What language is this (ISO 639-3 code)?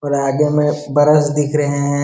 hin